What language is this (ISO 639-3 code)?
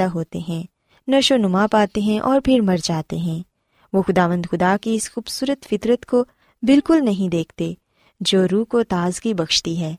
urd